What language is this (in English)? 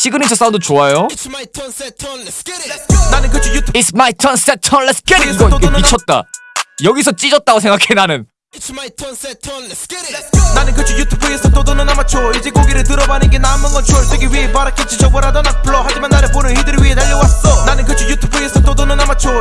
Korean